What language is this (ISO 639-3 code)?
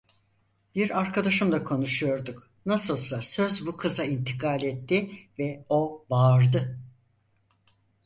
tur